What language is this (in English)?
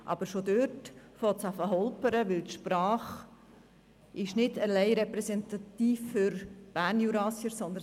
Swiss German